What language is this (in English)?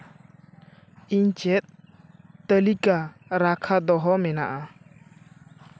Santali